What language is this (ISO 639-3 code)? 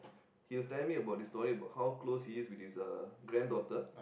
eng